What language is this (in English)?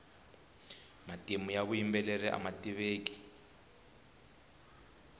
Tsonga